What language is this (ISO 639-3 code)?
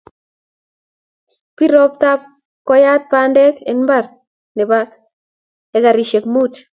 kln